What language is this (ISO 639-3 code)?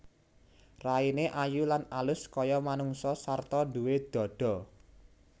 jav